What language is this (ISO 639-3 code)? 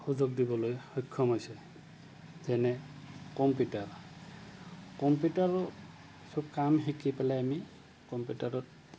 asm